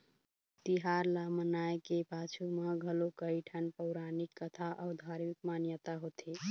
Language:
Chhattisgarhi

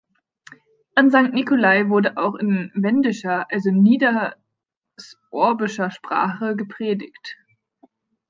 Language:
German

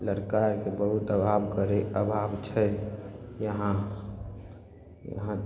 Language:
Maithili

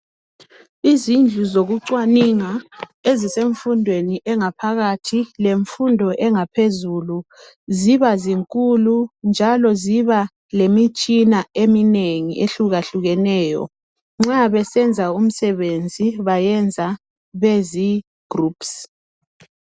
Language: North Ndebele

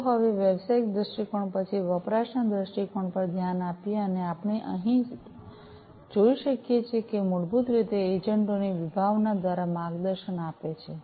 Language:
Gujarati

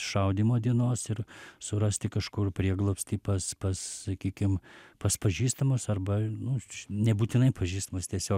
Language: Lithuanian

